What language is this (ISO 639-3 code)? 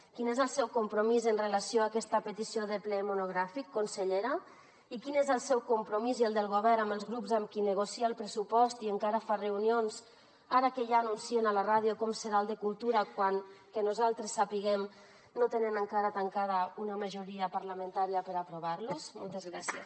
cat